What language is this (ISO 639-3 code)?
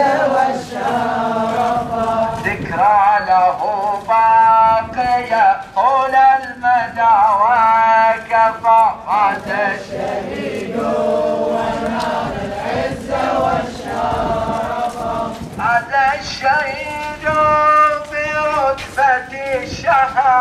ara